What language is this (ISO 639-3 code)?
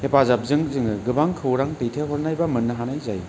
brx